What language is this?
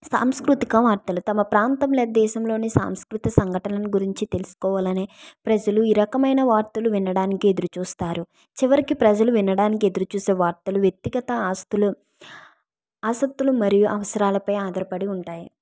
Telugu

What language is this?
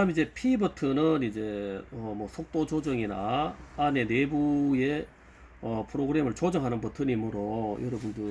Korean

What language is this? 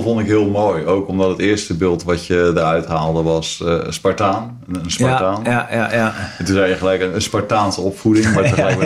Dutch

